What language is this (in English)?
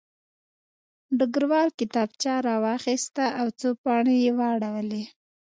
Pashto